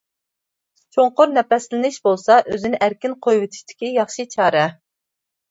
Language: Uyghur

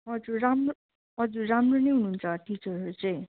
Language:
Nepali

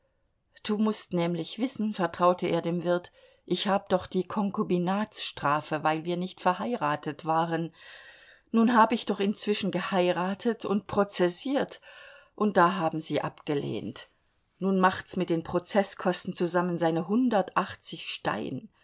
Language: German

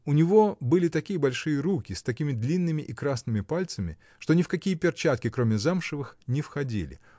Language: Russian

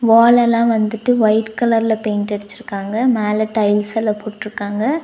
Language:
Tamil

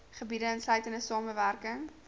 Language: Afrikaans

